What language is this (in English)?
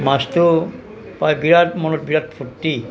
Assamese